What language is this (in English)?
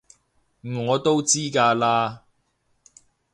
Cantonese